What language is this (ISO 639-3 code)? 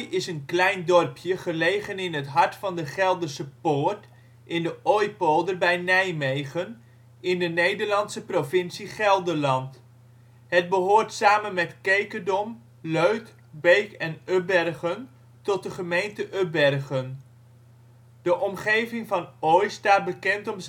nld